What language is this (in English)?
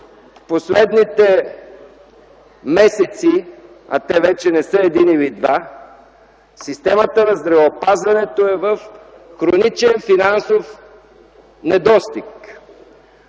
Bulgarian